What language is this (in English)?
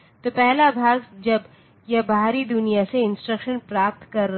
Hindi